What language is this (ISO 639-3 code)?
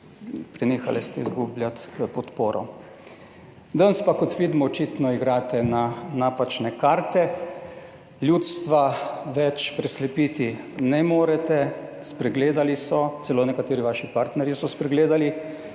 slv